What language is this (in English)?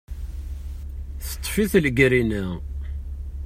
Kabyle